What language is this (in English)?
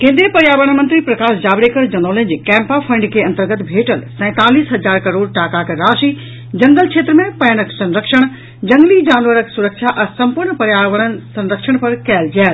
Maithili